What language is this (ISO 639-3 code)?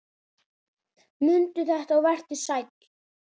isl